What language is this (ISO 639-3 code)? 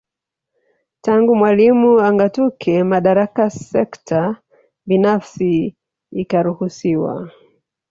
swa